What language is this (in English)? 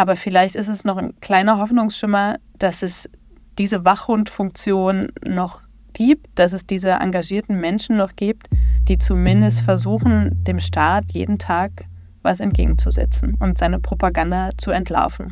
German